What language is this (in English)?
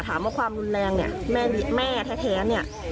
Thai